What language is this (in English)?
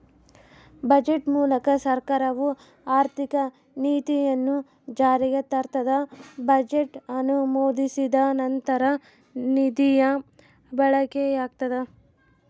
Kannada